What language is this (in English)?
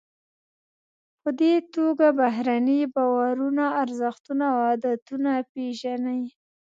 Pashto